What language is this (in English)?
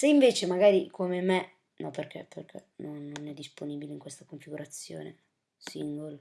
Italian